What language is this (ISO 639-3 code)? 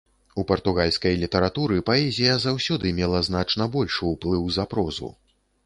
bel